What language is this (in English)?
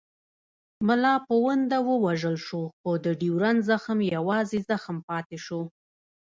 Pashto